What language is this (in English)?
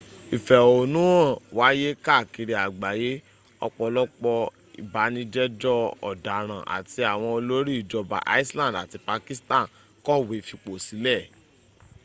Yoruba